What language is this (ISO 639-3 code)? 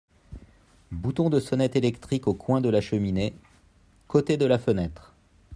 fra